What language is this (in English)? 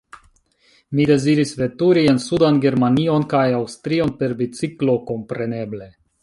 Esperanto